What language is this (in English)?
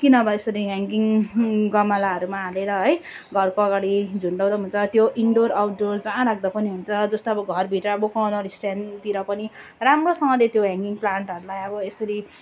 Nepali